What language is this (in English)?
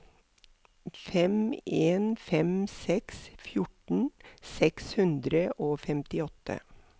Norwegian